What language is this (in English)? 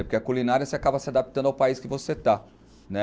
Portuguese